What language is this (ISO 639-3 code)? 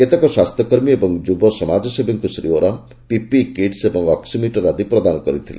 ori